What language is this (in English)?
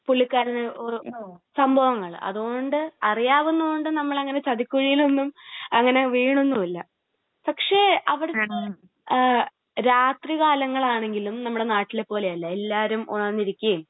Malayalam